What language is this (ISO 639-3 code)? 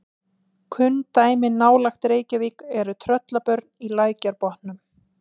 isl